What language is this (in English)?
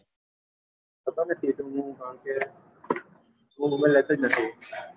Gujarati